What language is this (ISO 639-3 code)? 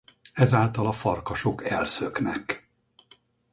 hun